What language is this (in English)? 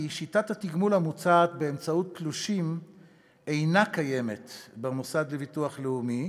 Hebrew